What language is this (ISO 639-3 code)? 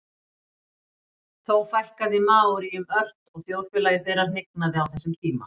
isl